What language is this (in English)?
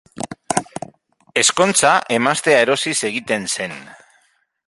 Basque